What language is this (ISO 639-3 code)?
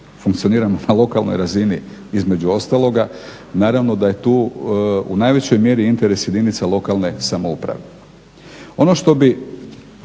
hrv